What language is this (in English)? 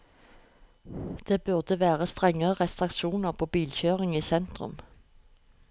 Norwegian